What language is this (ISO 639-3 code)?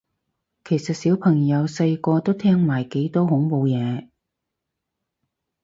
yue